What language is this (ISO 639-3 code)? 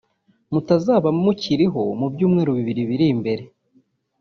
kin